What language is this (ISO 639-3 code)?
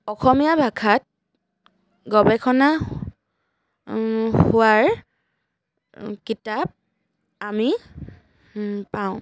asm